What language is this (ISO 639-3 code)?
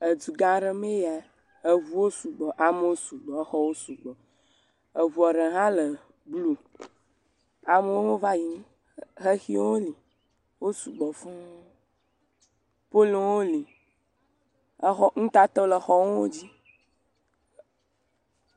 ewe